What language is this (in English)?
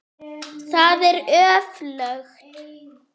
Icelandic